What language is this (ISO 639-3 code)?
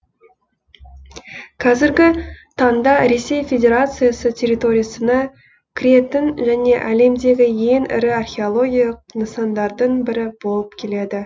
kaz